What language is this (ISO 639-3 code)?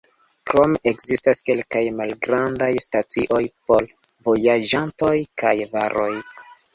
epo